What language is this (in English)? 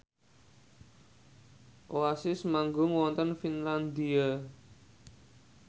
Javanese